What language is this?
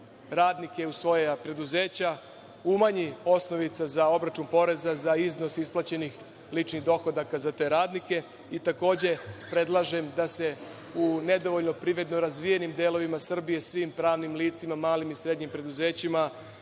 Serbian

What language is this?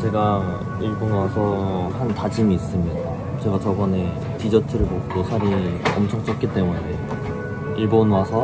Korean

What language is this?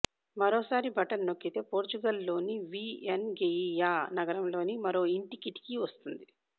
Telugu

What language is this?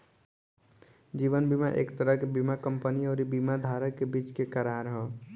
Bhojpuri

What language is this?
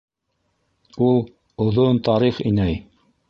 Bashkir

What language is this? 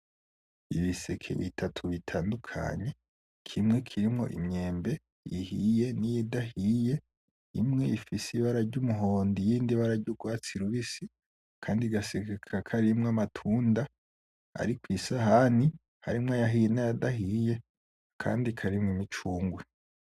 Rundi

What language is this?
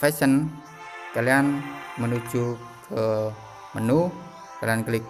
Indonesian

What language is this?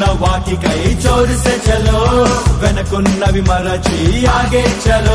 Turkish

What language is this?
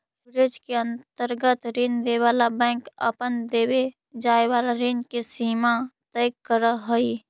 Magahi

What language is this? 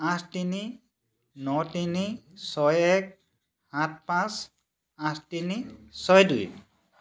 Assamese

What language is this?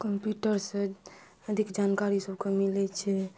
Maithili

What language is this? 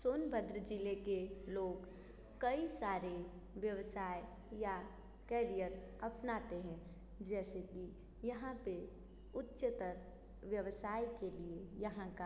Hindi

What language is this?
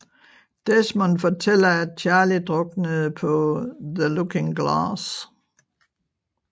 Danish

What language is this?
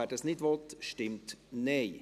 Swiss German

